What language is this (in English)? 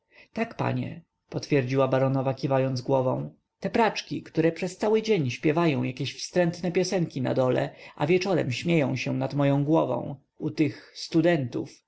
Polish